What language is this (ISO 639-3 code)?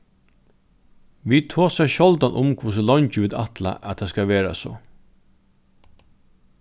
fao